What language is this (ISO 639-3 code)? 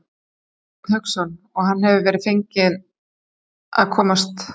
isl